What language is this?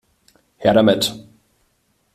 German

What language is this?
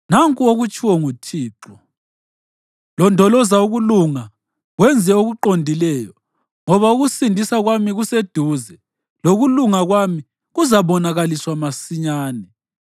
North Ndebele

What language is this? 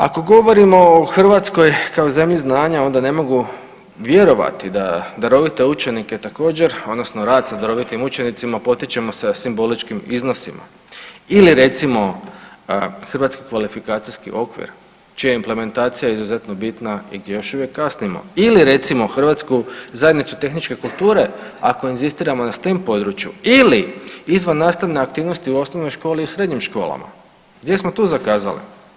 Croatian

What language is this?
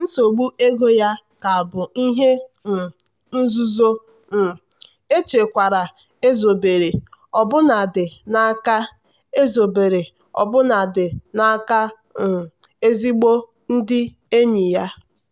Igbo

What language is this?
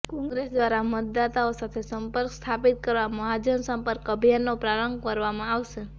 Gujarati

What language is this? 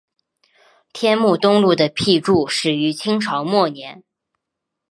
Chinese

